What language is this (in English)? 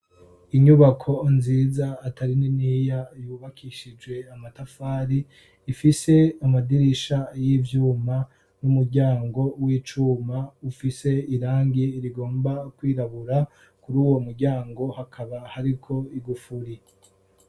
Rundi